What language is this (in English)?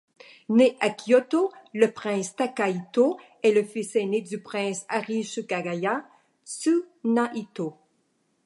French